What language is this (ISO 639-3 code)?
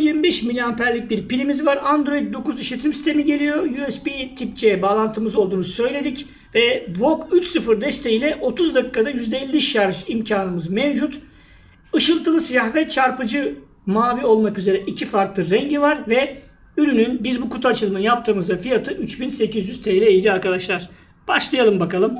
tur